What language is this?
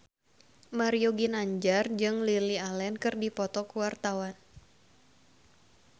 Sundanese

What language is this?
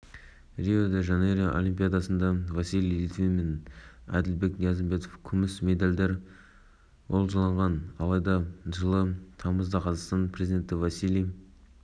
Kazakh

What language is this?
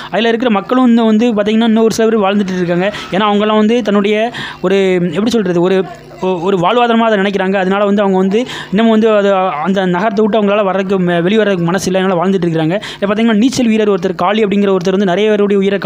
Tamil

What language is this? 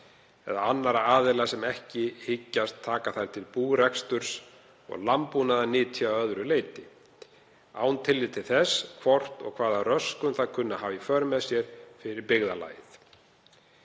Icelandic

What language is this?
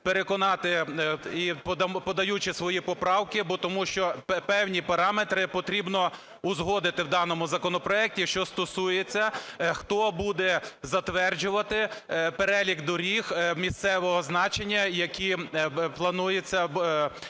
Ukrainian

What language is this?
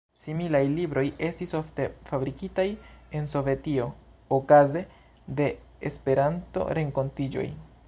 Esperanto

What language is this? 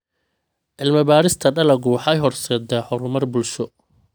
Somali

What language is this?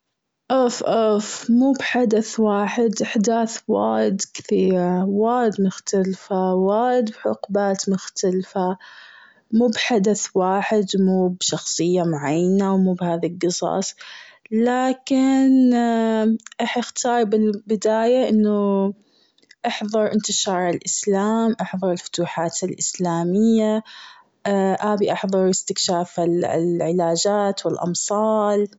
Gulf Arabic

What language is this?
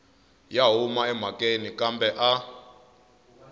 Tsonga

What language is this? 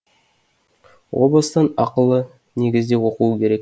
Kazakh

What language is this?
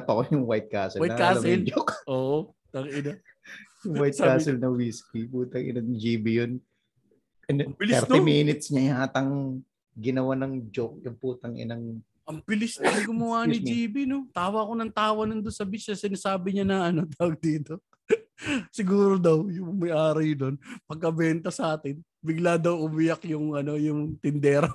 Filipino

